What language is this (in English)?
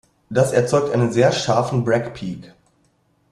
German